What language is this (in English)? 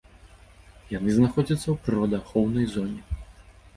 Belarusian